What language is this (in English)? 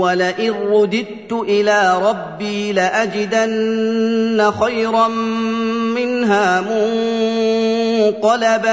Arabic